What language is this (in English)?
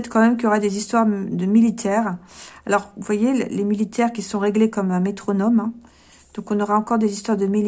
French